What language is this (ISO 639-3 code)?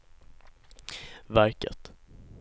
swe